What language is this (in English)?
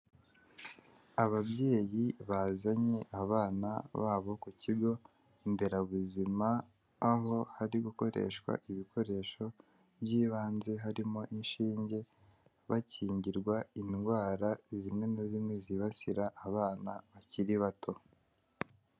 Kinyarwanda